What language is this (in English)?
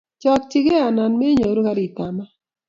Kalenjin